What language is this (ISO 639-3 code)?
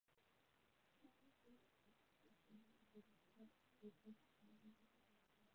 zho